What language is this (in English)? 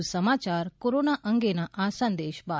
Gujarati